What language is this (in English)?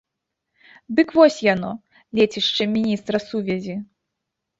Belarusian